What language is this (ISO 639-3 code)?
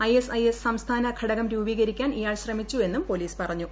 mal